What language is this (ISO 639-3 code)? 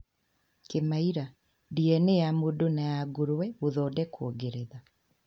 kik